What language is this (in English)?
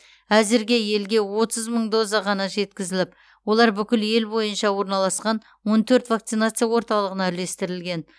Kazakh